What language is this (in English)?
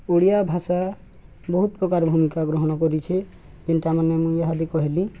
Odia